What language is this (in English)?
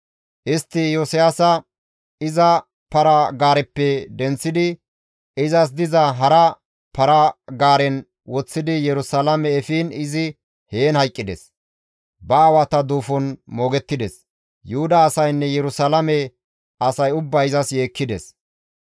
Gamo